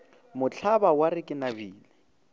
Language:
Northern Sotho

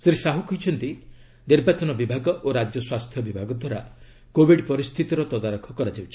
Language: Odia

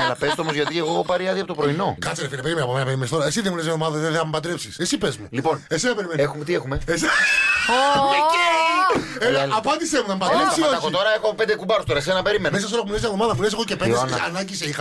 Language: Greek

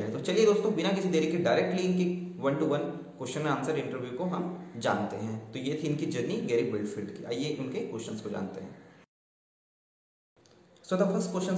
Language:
Hindi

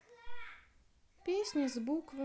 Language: Russian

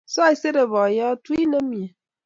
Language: Kalenjin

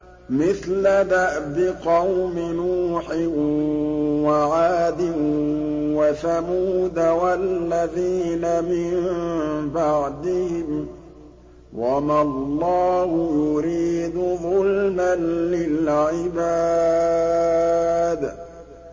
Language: Arabic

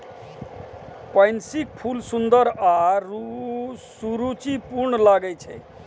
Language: Maithili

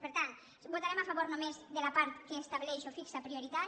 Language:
Catalan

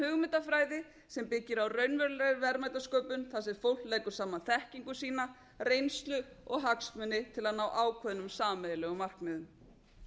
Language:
Icelandic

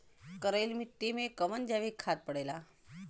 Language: Bhojpuri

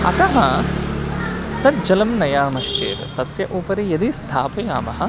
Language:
Sanskrit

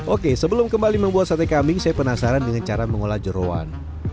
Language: Indonesian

